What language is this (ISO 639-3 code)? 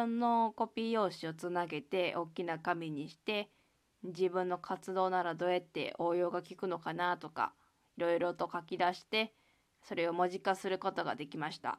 jpn